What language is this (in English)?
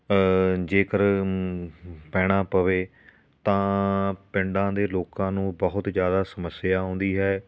Punjabi